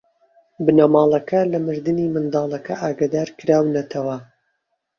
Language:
Central Kurdish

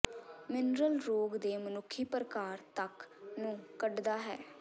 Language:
Punjabi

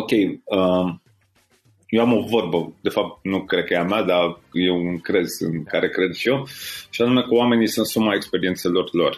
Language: Romanian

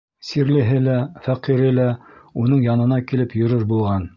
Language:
Bashkir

